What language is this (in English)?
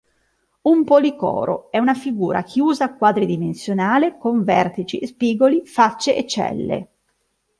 Italian